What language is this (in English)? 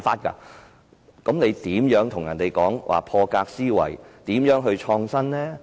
Cantonese